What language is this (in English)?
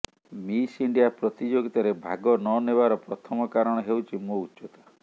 Odia